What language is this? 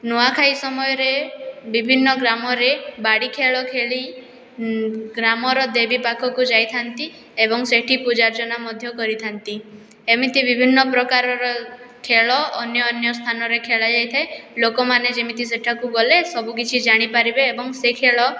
Odia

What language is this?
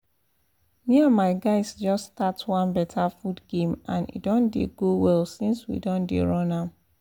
Nigerian Pidgin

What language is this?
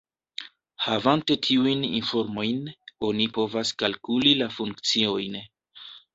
Esperanto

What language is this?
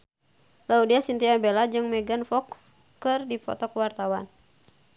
Sundanese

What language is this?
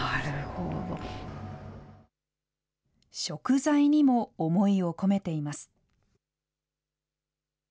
Japanese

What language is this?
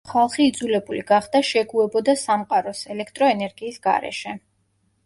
Georgian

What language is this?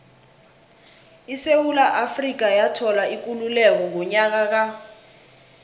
South Ndebele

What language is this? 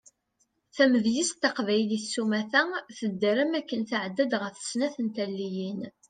Kabyle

